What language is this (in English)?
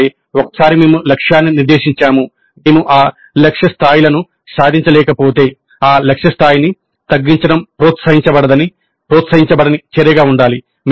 Telugu